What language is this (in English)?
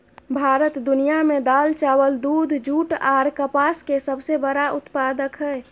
Maithili